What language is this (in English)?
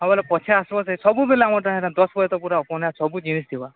Odia